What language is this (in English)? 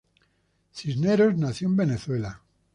Spanish